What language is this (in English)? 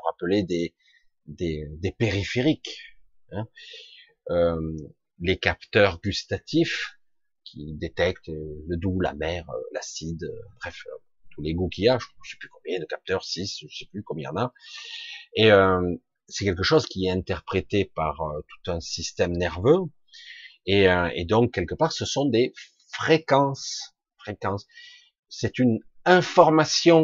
French